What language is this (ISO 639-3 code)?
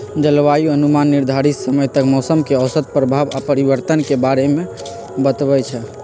mag